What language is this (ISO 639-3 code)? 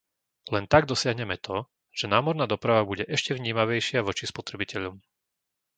slk